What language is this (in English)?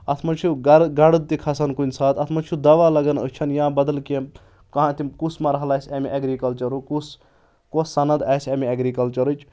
Kashmiri